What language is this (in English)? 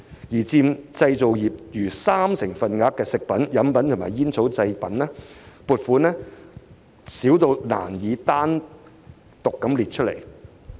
Cantonese